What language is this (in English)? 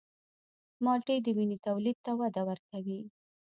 Pashto